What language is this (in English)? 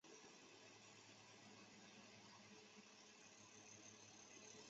Chinese